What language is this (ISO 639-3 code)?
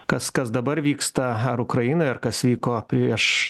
lit